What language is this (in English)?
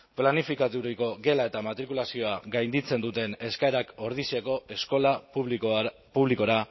Basque